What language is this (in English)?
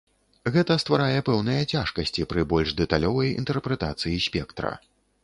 Belarusian